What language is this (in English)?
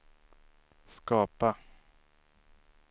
Swedish